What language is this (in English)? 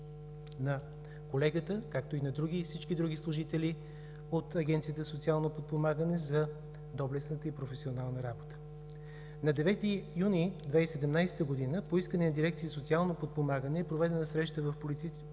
Bulgarian